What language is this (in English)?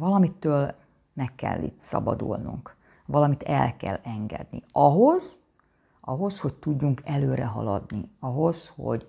Hungarian